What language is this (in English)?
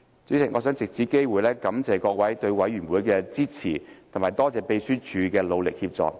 Cantonese